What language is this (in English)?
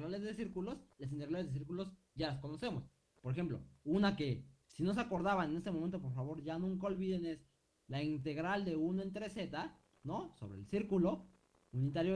Spanish